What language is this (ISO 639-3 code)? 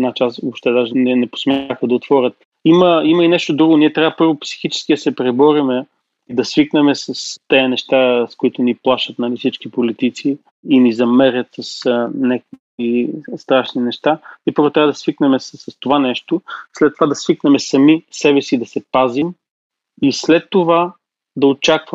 bul